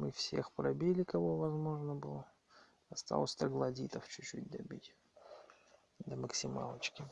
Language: Russian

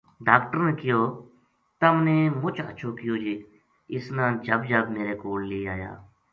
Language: Gujari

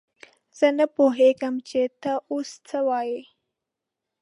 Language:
Pashto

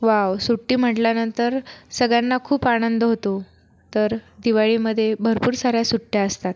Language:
Marathi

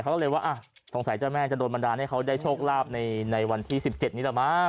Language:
Thai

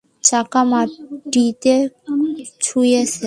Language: Bangla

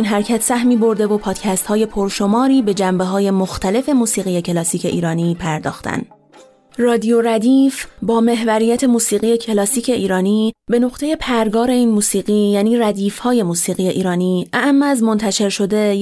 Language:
Persian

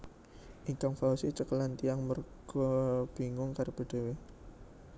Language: Javanese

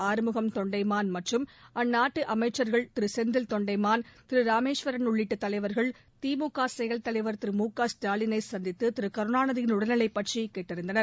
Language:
Tamil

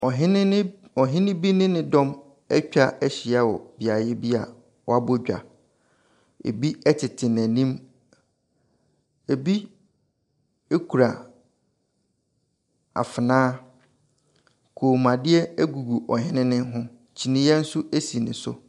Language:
Akan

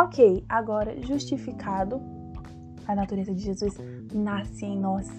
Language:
Portuguese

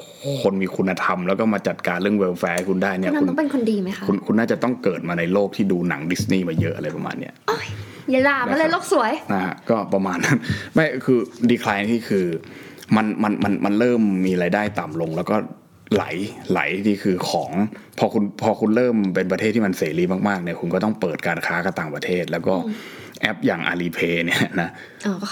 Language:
Thai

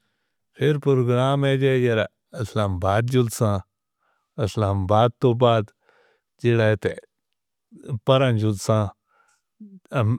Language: Northern Hindko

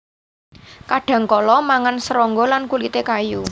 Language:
Javanese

